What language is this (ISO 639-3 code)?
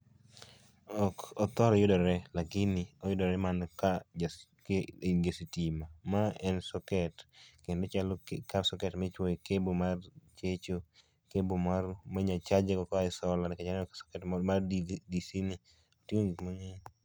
luo